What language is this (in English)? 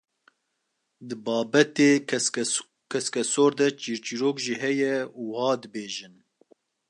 Kurdish